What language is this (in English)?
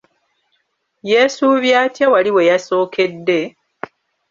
Ganda